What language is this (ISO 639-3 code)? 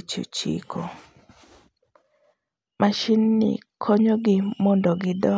luo